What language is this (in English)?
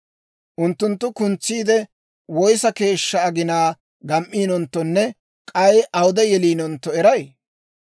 Dawro